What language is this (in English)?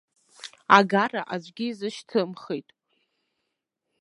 Abkhazian